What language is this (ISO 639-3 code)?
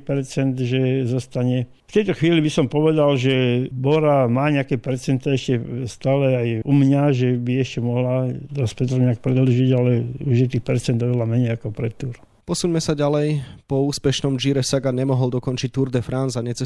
slk